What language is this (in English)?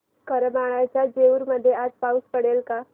Marathi